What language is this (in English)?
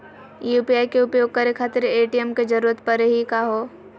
Magahi